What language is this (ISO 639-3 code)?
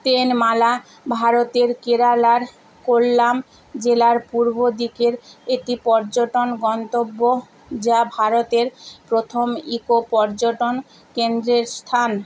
ben